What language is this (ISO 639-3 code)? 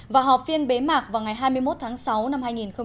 vie